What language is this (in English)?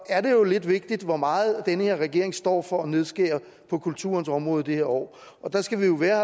Danish